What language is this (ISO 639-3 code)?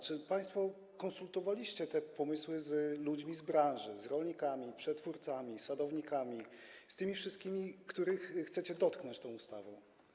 pol